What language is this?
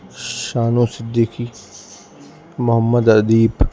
Urdu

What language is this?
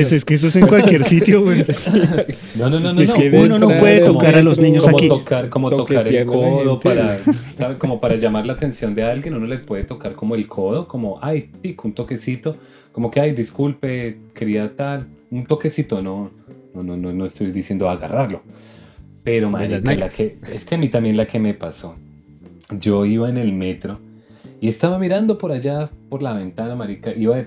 Spanish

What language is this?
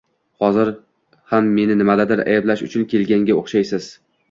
Uzbek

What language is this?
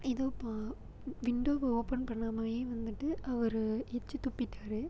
Tamil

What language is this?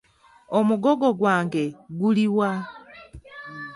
Ganda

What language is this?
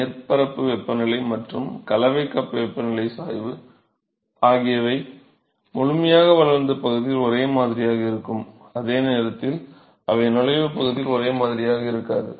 Tamil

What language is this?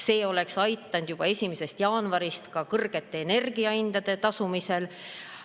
Estonian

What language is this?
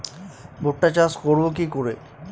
Bangla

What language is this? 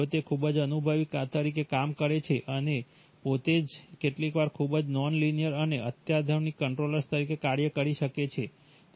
Gujarati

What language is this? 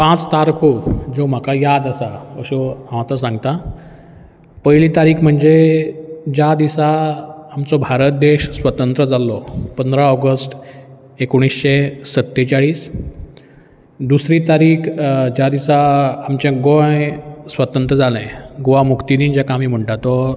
Konkani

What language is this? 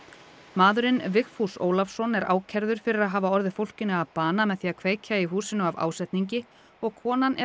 Icelandic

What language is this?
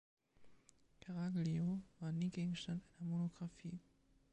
German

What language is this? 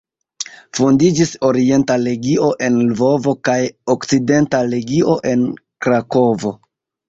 Esperanto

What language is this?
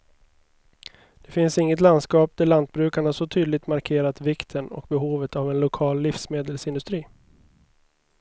Swedish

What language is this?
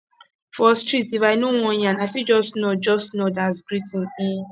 Nigerian Pidgin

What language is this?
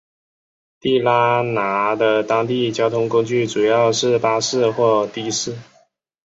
Chinese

